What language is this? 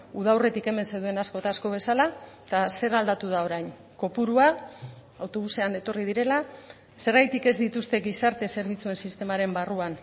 Basque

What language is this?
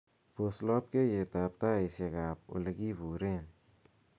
Kalenjin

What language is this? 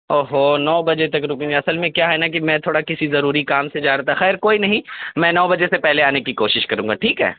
Urdu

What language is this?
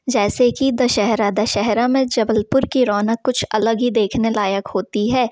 Hindi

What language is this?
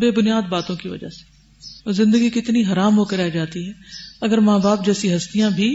Urdu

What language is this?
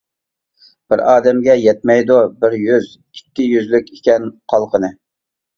Uyghur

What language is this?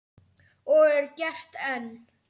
Icelandic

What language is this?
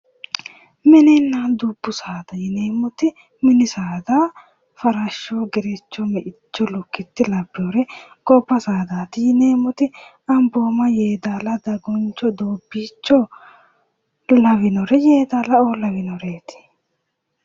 Sidamo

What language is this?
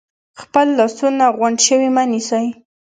Pashto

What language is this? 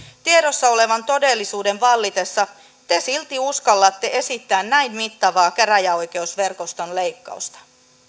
Finnish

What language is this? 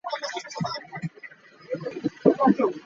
Ganda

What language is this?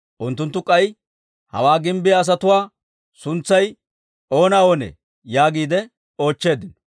Dawro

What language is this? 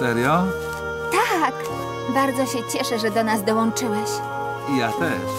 Polish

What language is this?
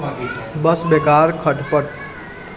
Maithili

